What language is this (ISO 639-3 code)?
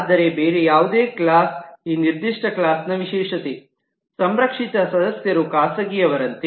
kan